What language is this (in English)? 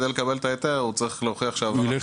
Hebrew